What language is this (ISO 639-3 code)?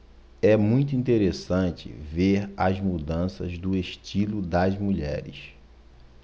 por